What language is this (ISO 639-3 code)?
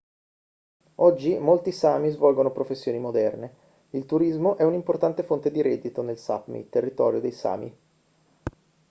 ita